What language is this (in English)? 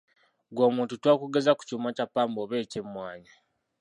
Ganda